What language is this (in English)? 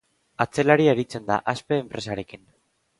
Basque